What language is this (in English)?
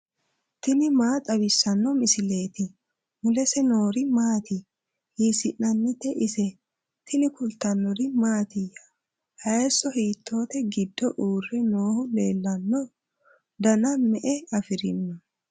Sidamo